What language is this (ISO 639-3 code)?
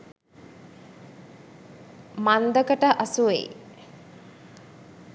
sin